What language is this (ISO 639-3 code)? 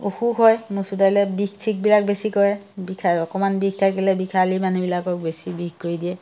asm